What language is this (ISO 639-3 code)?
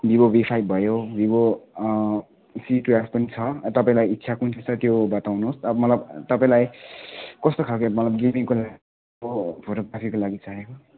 nep